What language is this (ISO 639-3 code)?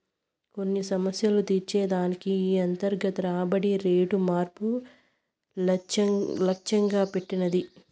tel